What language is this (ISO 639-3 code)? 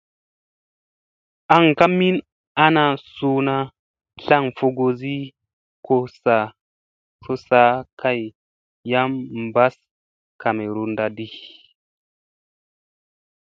mse